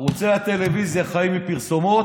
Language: Hebrew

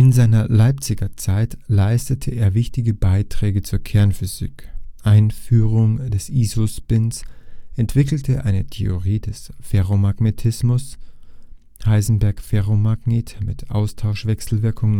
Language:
German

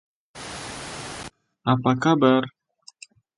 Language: Indonesian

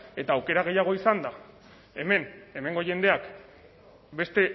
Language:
Basque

